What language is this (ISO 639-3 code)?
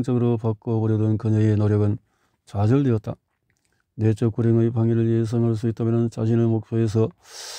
kor